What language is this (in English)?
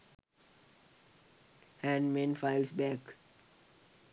Sinhala